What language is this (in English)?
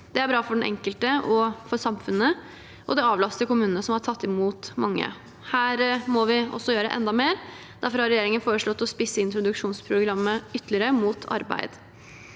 Norwegian